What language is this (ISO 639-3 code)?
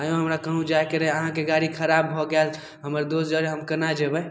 mai